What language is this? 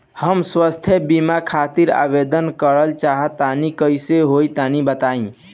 Bhojpuri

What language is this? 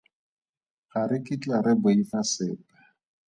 Tswana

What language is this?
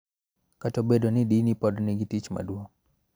Luo (Kenya and Tanzania)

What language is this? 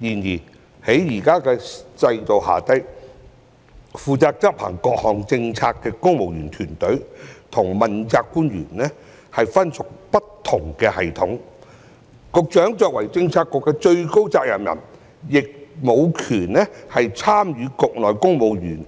Cantonese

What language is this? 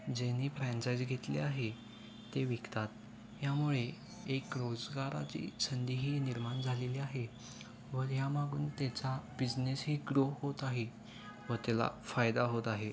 Marathi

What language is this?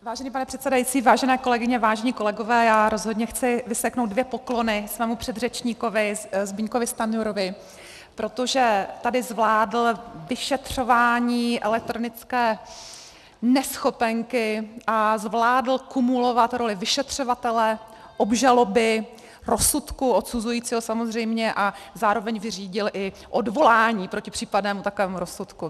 Czech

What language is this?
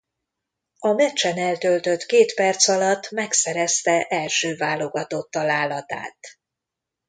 Hungarian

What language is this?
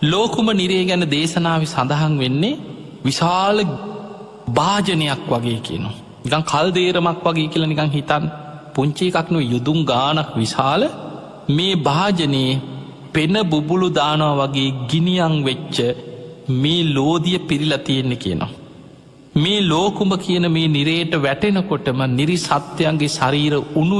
Turkish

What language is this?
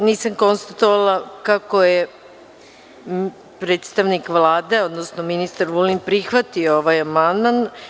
Serbian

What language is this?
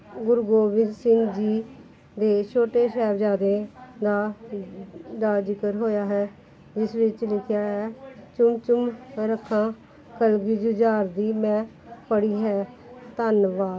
Punjabi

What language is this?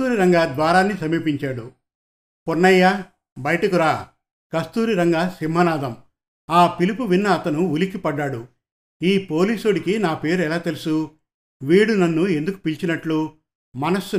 Telugu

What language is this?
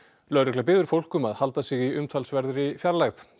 Icelandic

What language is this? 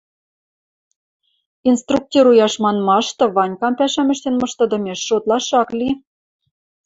Western Mari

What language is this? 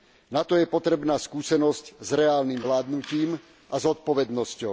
Slovak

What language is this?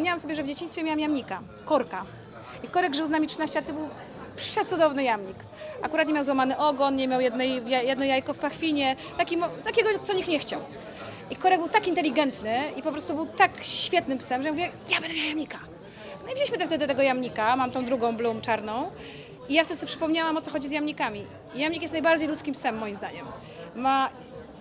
Polish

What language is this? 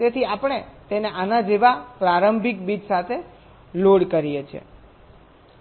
Gujarati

